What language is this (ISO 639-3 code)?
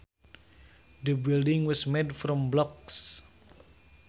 sun